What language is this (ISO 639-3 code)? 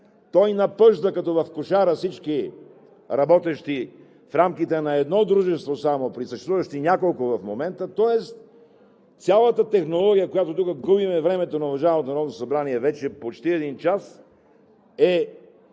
bul